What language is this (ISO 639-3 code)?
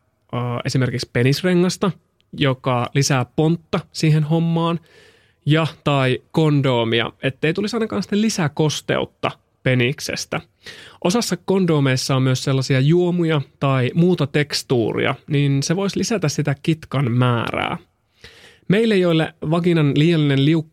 fin